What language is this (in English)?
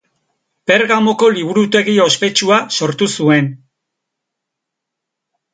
Basque